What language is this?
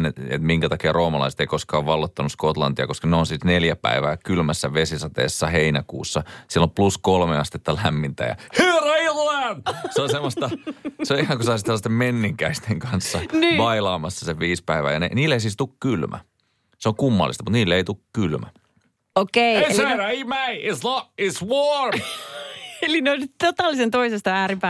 Finnish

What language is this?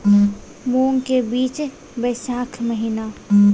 Maithili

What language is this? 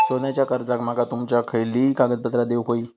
Marathi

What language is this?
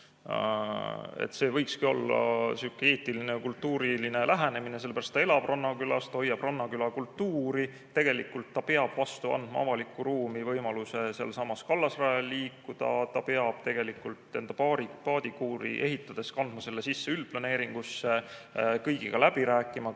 Estonian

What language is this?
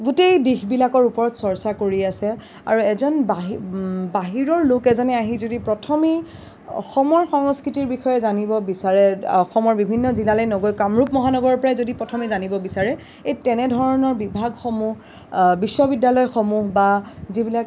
Assamese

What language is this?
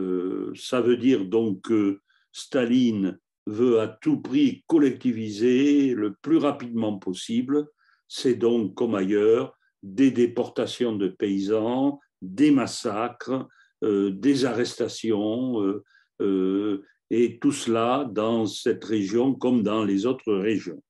French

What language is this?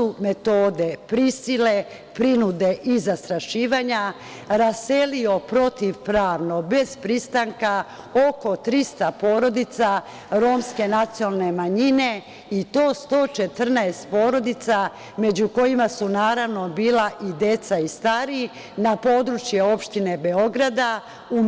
Serbian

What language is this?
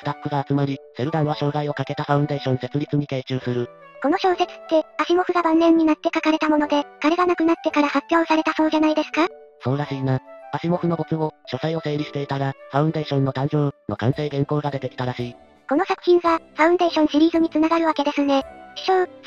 Japanese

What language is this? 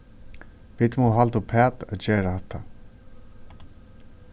Faroese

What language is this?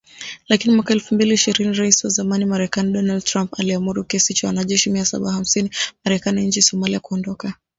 Swahili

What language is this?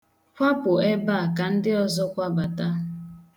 Igbo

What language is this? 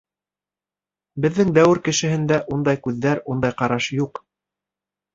Bashkir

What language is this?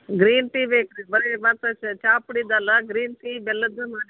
Kannada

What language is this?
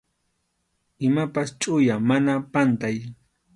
Arequipa-La Unión Quechua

